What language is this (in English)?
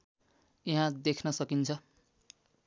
Nepali